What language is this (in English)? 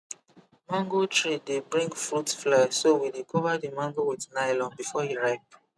Nigerian Pidgin